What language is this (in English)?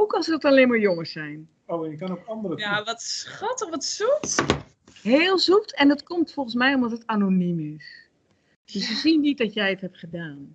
Dutch